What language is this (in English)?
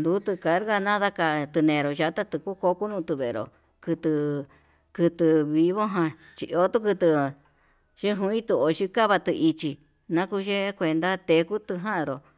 Yutanduchi Mixtec